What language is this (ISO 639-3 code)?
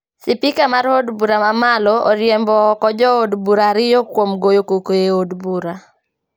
luo